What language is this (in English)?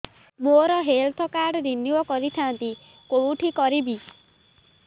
Odia